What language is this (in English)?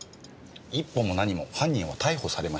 Japanese